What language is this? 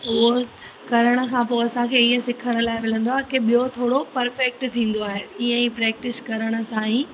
Sindhi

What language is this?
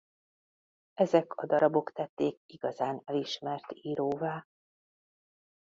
Hungarian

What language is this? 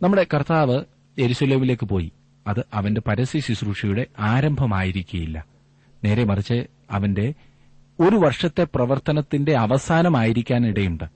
Malayalam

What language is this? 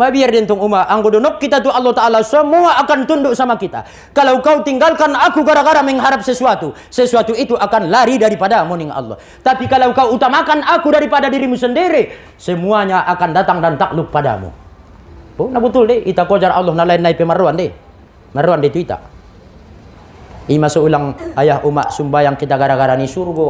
Malay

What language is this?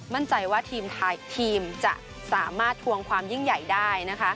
Thai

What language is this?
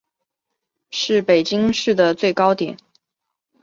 Chinese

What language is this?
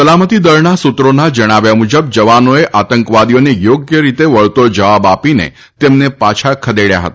Gujarati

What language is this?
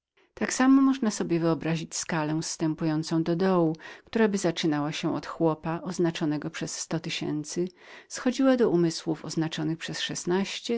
Polish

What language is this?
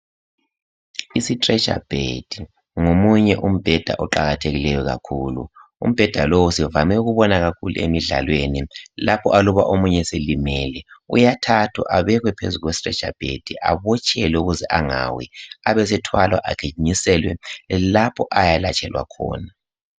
North Ndebele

